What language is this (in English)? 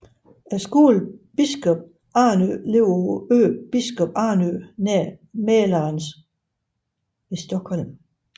Danish